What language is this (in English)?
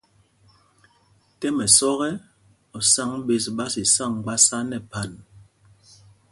Mpumpong